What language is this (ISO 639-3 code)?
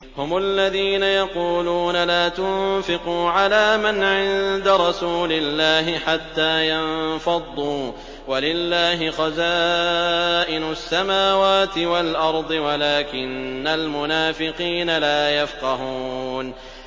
ara